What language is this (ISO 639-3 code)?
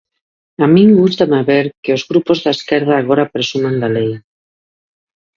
glg